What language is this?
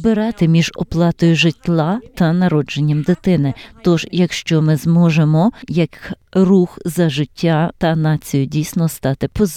Ukrainian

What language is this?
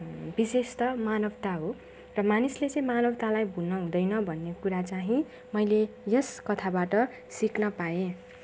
Nepali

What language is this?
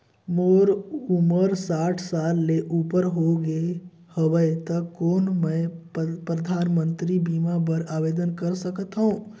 Chhattisgarhi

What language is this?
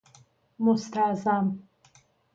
Persian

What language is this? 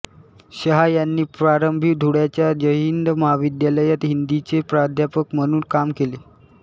Marathi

